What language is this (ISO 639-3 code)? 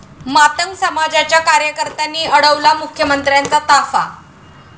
mar